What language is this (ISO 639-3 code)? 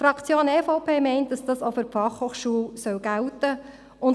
gsw